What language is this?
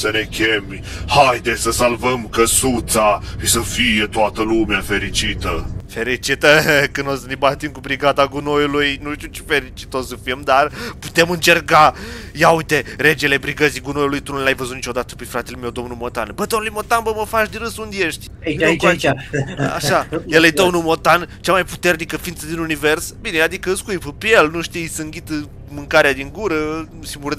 Romanian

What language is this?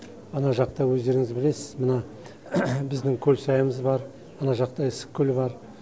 Kazakh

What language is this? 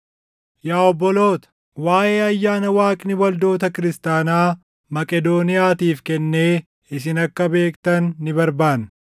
Oromo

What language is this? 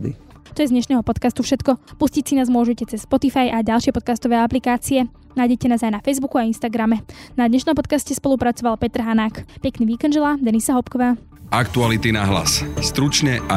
Slovak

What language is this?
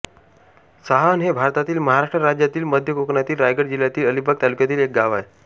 Marathi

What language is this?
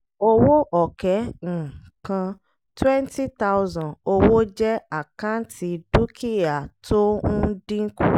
Yoruba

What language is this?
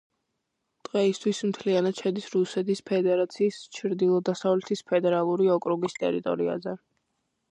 Georgian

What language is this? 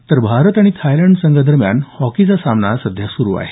Marathi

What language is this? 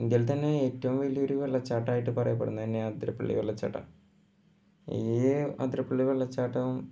Malayalam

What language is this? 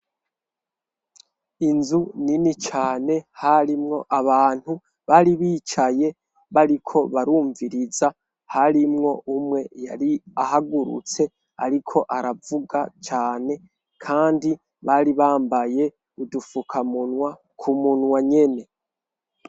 Rundi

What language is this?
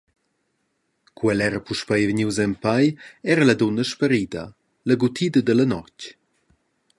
Romansh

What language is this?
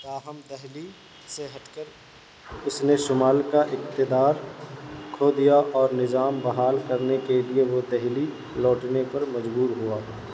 Urdu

